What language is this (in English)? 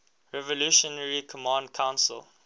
English